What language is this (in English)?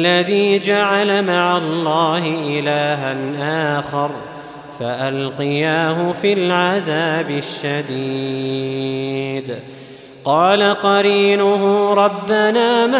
Arabic